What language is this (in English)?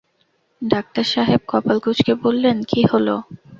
Bangla